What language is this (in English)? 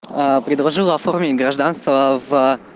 Russian